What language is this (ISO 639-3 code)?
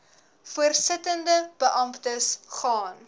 afr